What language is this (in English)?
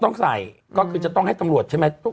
Thai